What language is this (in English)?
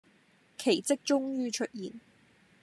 Cantonese